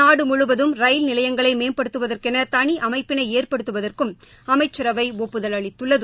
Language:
Tamil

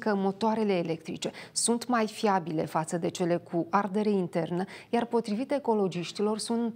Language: Romanian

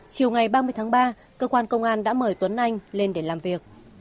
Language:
Vietnamese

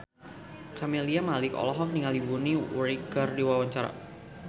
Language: Sundanese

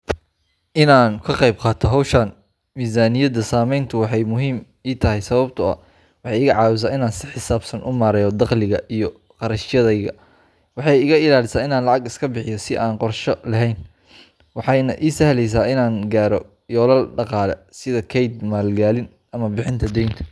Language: Somali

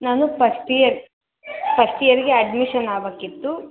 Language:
Kannada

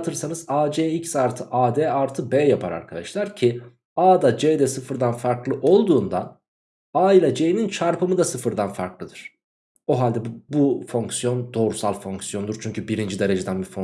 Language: Turkish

